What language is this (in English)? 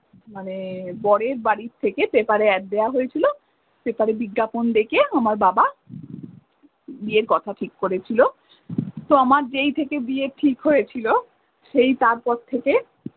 Bangla